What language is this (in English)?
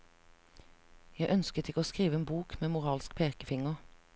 Norwegian